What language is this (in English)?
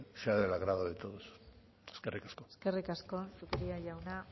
Basque